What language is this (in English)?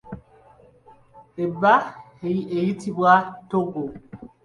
Ganda